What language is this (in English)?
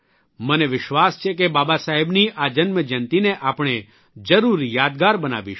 Gujarati